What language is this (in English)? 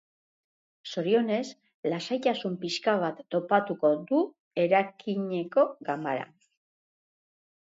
Basque